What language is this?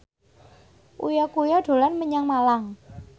Javanese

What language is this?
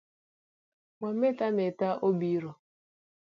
Luo (Kenya and Tanzania)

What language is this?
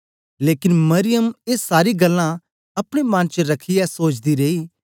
Dogri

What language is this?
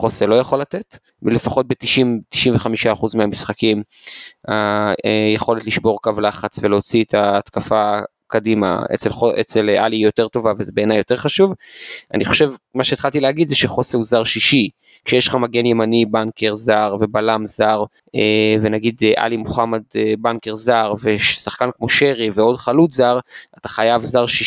Hebrew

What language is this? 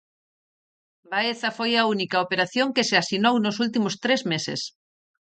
Galician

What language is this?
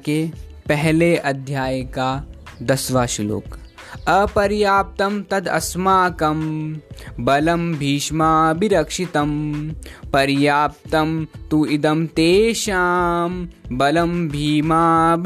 Hindi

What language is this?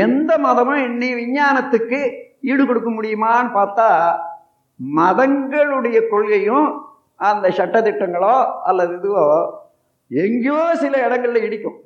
Tamil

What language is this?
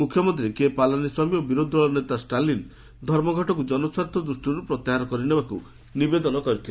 Odia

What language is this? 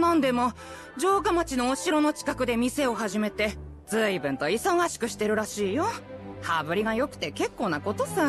Japanese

